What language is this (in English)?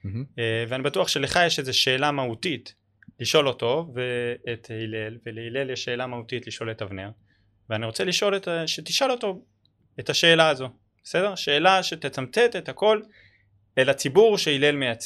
Hebrew